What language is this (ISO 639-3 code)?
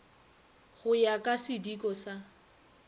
nso